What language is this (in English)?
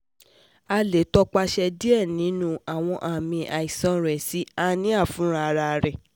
Yoruba